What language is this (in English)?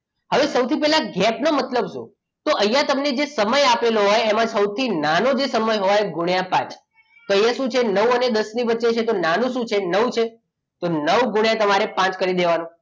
Gujarati